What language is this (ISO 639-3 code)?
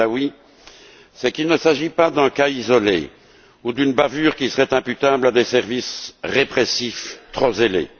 fra